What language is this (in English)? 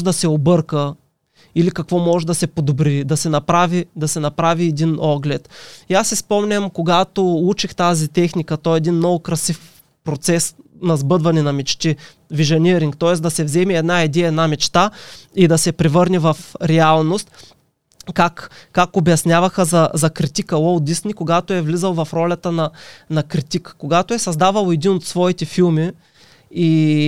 Bulgarian